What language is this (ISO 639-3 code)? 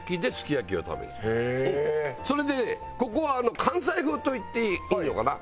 jpn